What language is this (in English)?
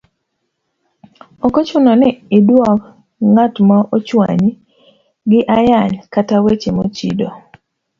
Luo (Kenya and Tanzania)